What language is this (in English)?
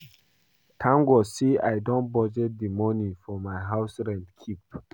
Nigerian Pidgin